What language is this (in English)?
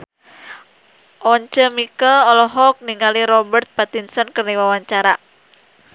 Sundanese